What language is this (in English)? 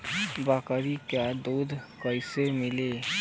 Bhojpuri